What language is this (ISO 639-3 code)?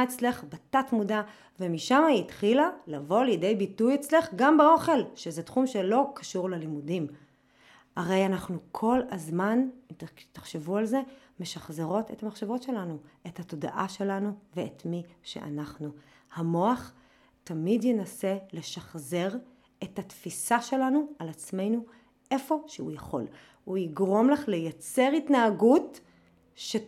heb